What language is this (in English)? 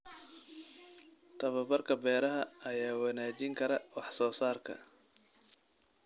Somali